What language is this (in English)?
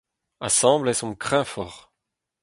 Breton